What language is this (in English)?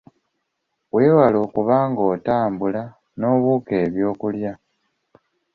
Ganda